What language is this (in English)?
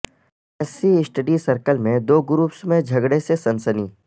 Urdu